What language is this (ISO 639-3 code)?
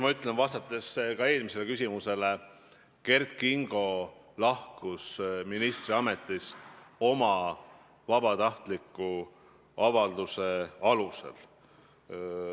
est